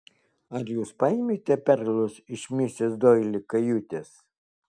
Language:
Lithuanian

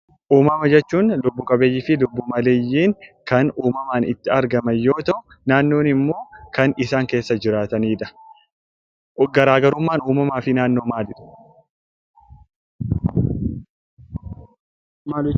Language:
Oromo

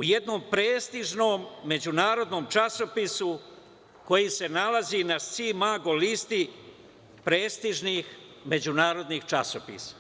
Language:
Serbian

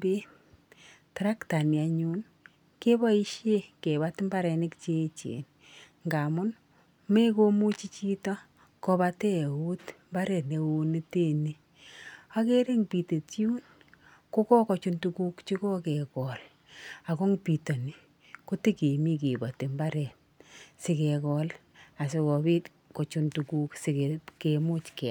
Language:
Kalenjin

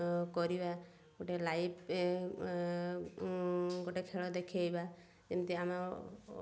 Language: Odia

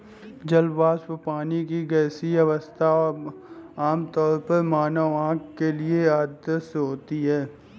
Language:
Hindi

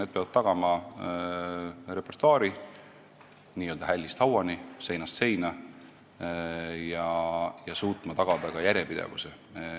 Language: Estonian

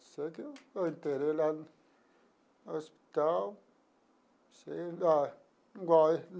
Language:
Portuguese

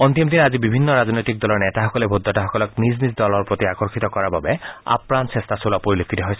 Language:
Assamese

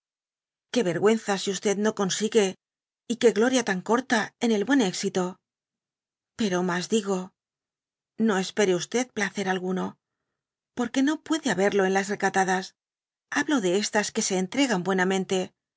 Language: Spanish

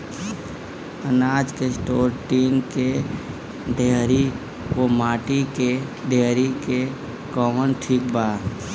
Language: Bhojpuri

